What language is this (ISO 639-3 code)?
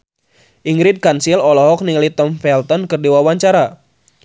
sun